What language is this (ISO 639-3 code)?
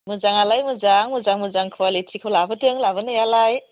brx